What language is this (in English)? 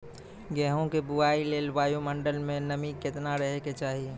Maithili